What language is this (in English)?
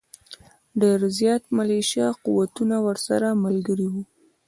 Pashto